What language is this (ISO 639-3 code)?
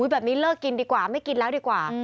tha